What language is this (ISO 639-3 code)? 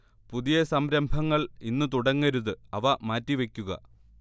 mal